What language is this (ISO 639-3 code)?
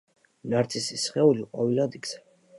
kat